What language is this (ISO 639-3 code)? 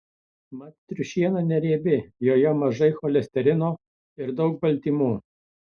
lit